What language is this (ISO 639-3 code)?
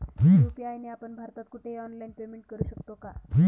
mar